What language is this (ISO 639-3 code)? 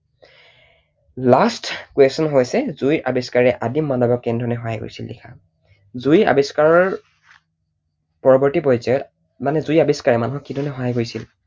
asm